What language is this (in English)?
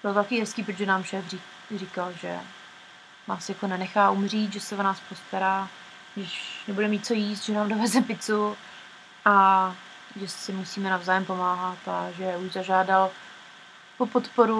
Czech